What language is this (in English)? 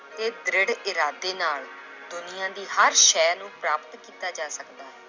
Punjabi